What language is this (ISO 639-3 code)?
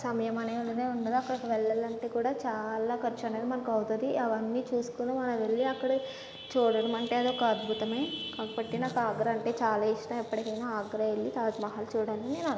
tel